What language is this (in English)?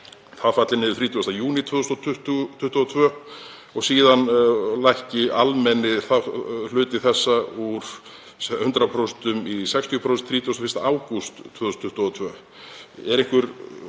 Icelandic